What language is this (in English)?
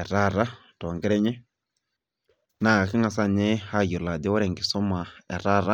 Masai